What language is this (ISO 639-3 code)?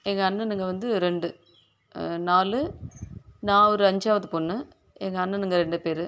tam